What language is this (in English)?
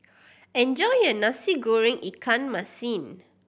English